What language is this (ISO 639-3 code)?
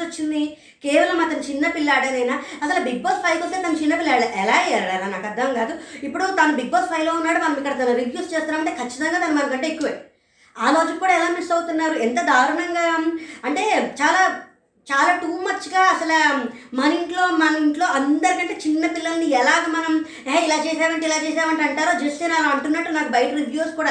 tel